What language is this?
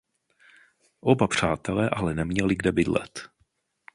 Czech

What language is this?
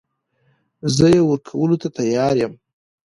Pashto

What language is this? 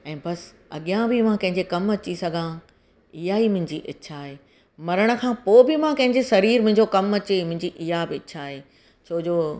Sindhi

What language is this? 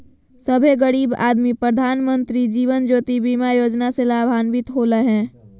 Magahi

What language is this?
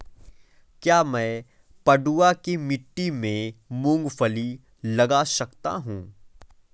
Hindi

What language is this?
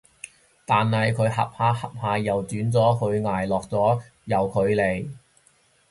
Cantonese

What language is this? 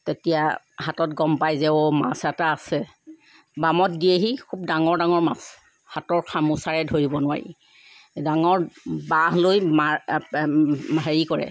Assamese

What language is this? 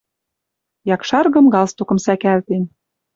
Western Mari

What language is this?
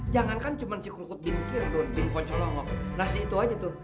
Indonesian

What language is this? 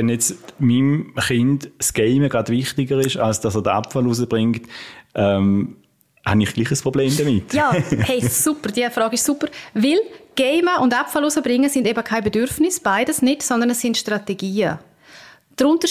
German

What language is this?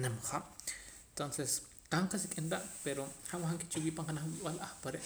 Poqomam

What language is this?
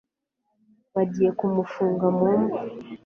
Kinyarwanda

